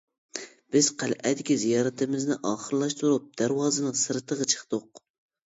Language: Uyghur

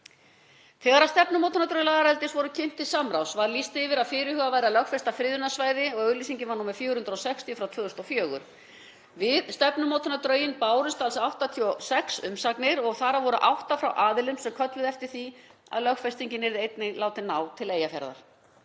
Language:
Icelandic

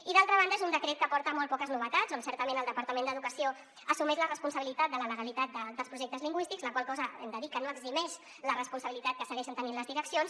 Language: Catalan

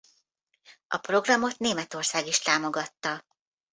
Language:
Hungarian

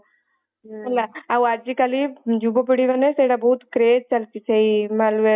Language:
Odia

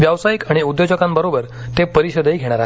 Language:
Marathi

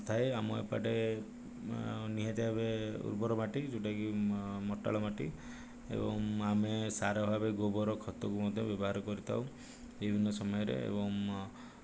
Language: Odia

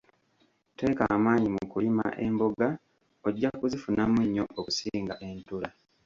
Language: Ganda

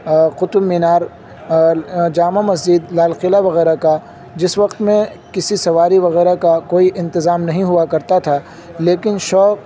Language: Urdu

